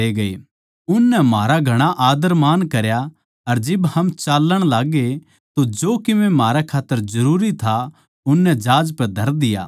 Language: Haryanvi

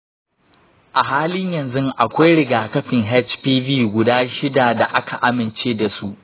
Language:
Hausa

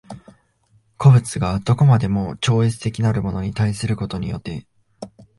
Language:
Japanese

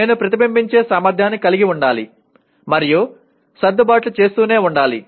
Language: Telugu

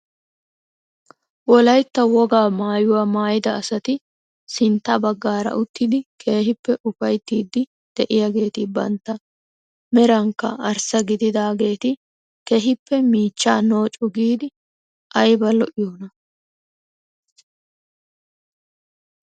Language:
Wolaytta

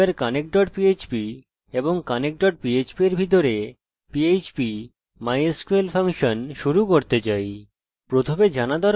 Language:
Bangla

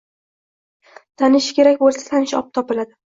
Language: Uzbek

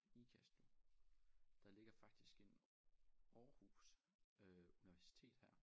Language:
Danish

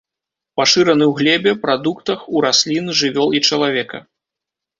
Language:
Belarusian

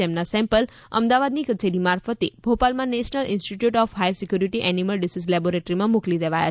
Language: Gujarati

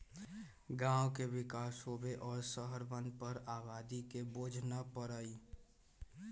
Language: Magahi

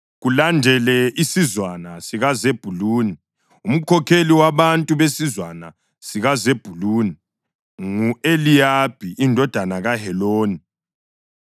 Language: North Ndebele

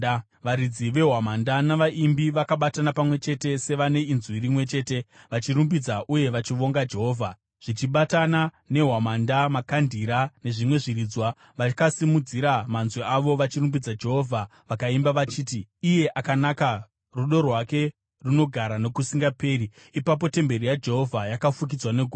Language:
Shona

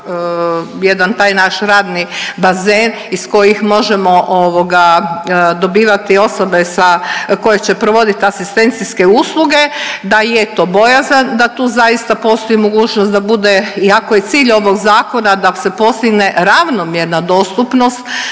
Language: Croatian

